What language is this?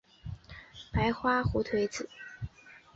Chinese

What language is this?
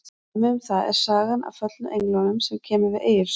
Icelandic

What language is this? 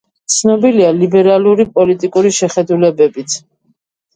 Georgian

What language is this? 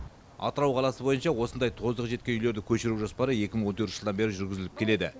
Kazakh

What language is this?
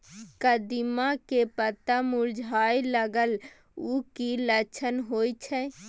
Maithili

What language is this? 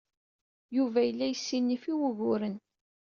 Kabyle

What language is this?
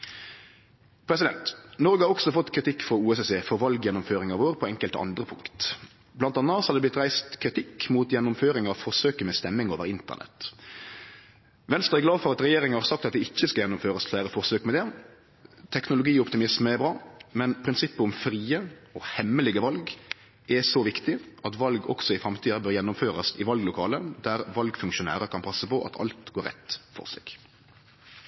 Norwegian Nynorsk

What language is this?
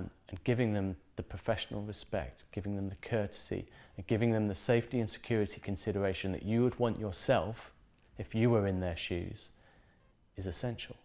English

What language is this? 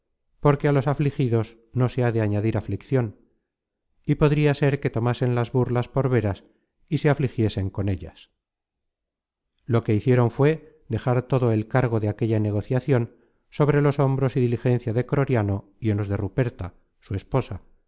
Spanish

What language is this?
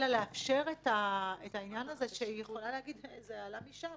Hebrew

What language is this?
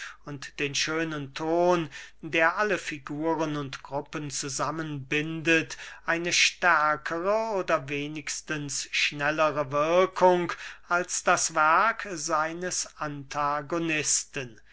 German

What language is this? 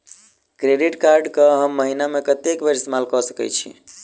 Maithili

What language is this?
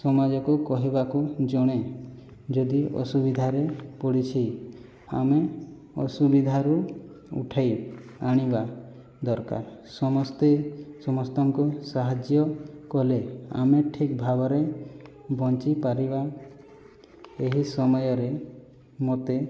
Odia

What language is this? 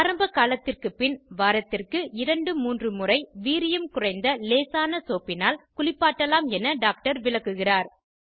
Tamil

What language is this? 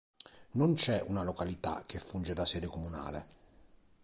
Italian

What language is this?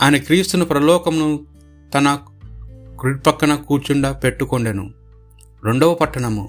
Telugu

